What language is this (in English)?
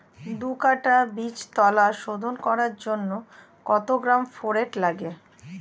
Bangla